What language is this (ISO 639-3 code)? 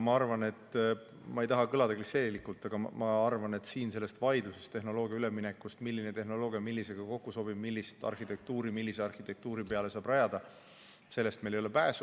est